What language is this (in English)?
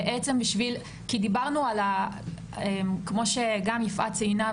Hebrew